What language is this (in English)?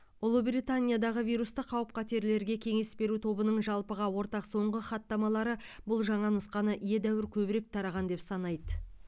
Kazakh